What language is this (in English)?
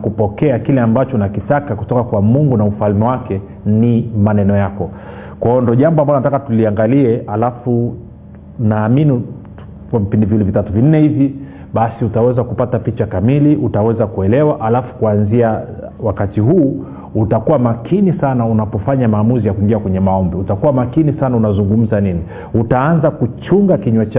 Swahili